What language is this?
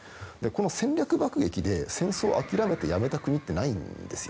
Japanese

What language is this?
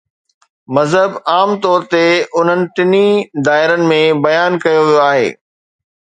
Sindhi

